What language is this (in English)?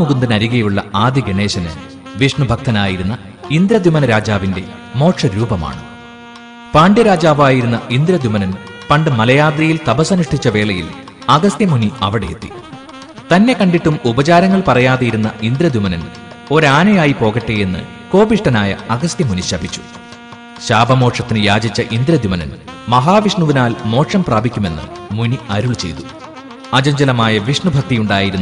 Malayalam